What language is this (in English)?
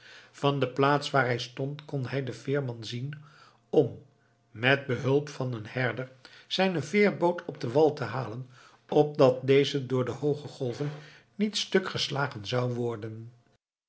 Dutch